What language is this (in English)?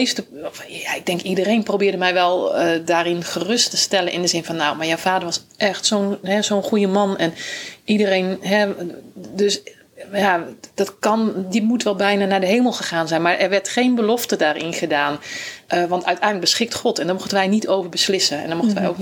Dutch